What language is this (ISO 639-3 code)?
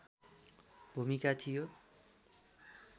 nep